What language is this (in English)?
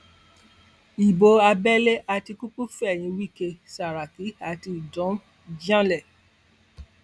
Yoruba